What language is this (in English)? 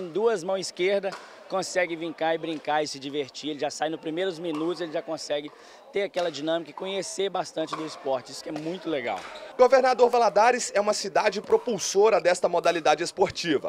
Portuguese